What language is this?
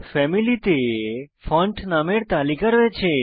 Bangla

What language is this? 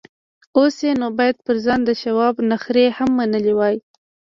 Pashto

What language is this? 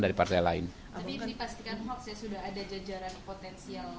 Indonesian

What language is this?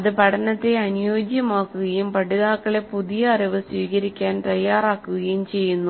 Malayalam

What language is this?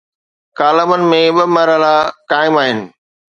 Sindhi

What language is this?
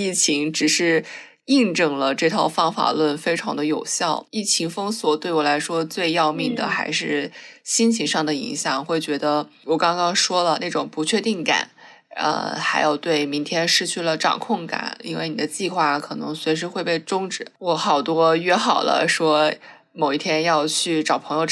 Chinese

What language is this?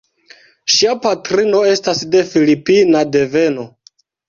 Esperanto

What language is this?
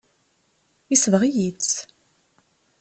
Kabyle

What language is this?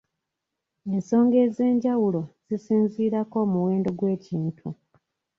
Ganda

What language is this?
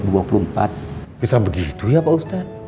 Indonesian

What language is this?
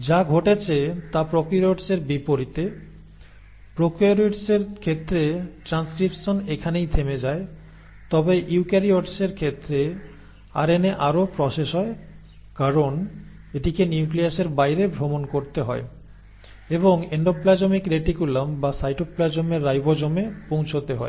Bangla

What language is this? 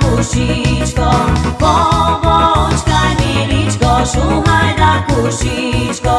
Slovak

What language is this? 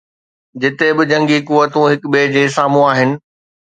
Sindhi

